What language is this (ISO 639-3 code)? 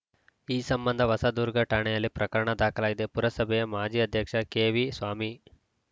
kan